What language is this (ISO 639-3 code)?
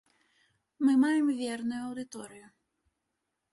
bel